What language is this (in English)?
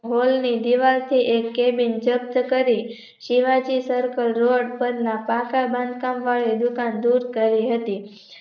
Gujarati